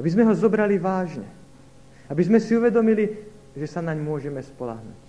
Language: Slovak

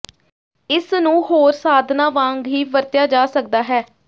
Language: Punjabi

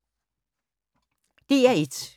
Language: Danish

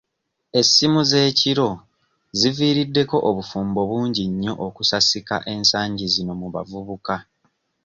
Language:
Ganda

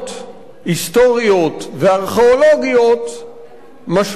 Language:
Hebrew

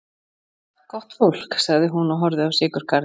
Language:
Icelandic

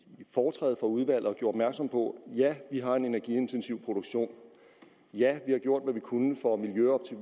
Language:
Danish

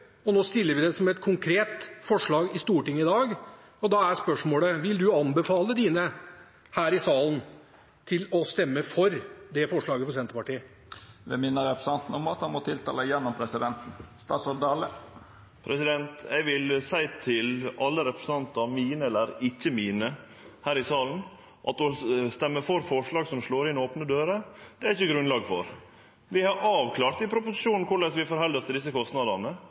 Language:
Norwegian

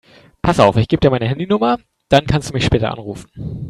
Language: German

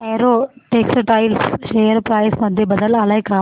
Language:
Marathi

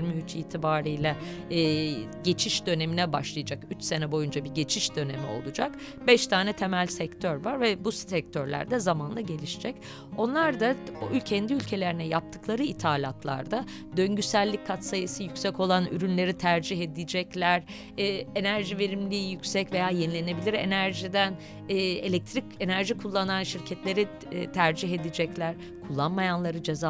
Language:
Turkish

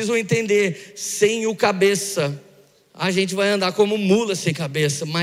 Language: Portuguese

